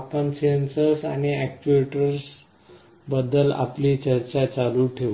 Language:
Marathi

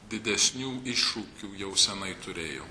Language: Lithuanian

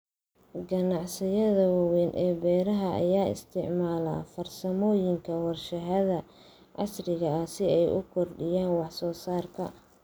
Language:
Somali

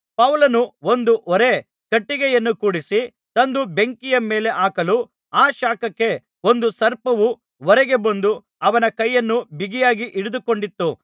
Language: Kannada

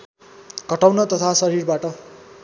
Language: Nepali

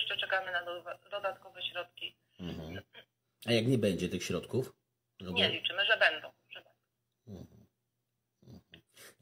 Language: Polish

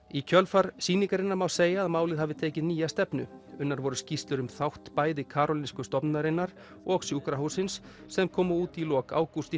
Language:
Icelandic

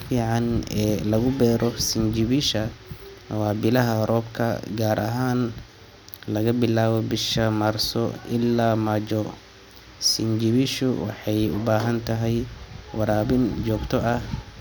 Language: Somali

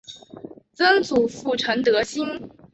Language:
Chinese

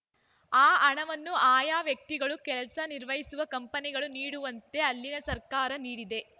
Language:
Kannada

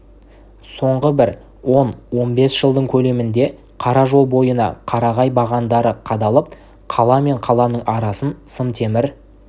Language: Kazakh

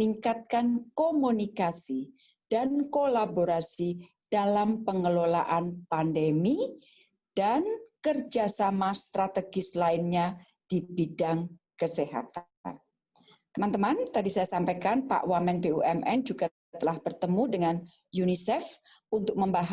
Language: Indonesian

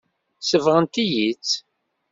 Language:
Kabyle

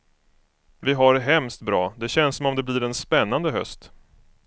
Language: Swedish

